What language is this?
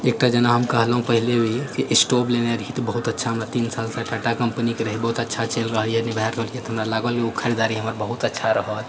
Maithili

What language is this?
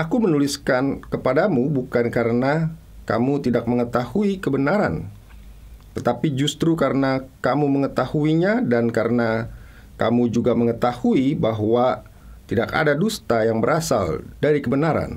Indonesian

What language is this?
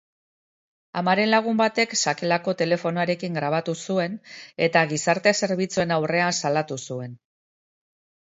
Basque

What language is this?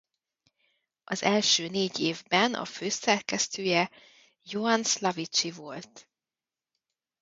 Hungarian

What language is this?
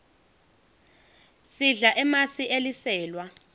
Swati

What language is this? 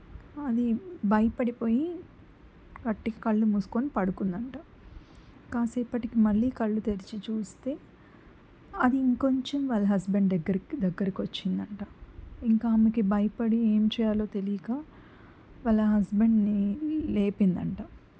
Telugu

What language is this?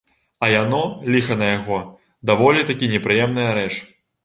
Belarusian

